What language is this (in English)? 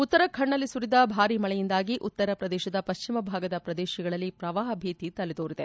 Kannada